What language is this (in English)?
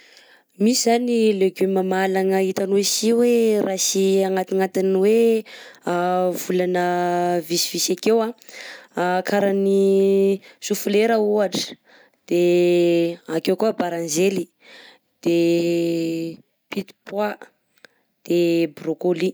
Southern Betsimisaraka Malagasy